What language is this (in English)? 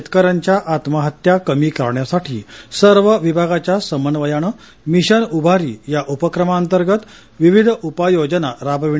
Marathi